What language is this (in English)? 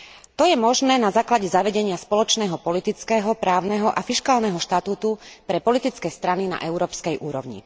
Slovak